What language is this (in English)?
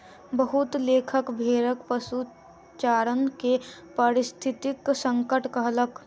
Maithili